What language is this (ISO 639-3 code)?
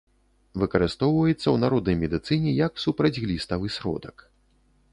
bel